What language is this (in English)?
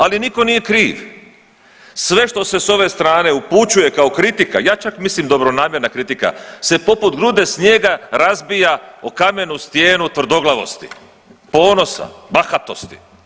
Croatian